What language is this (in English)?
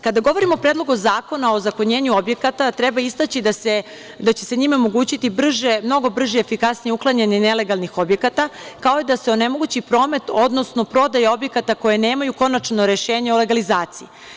Serbian